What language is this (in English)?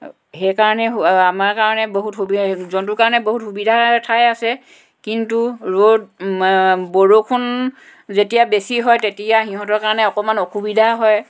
Assamese